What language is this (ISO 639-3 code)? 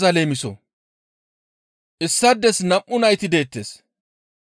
gmv